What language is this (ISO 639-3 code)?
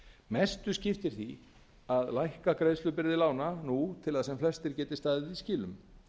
isl